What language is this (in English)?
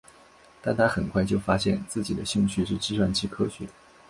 Chinese